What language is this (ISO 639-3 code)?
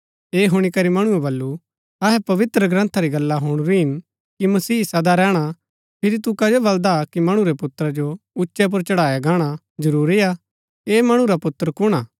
gbk